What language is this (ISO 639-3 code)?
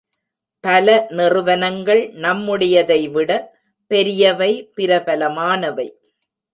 tam